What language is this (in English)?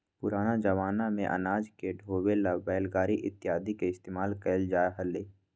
Magahi